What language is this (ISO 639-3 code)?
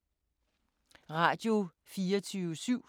dan